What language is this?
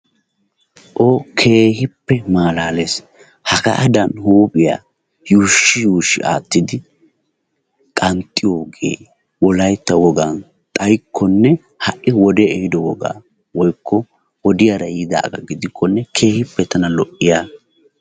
Wolaytta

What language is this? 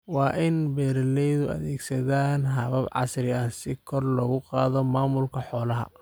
Somali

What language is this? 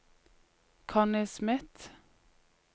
Norwegian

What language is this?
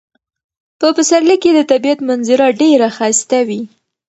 Pashto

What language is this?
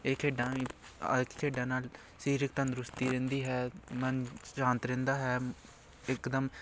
Punjabi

